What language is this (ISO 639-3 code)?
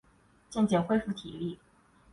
zho